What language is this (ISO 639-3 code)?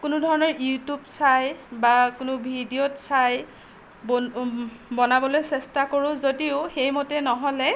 asm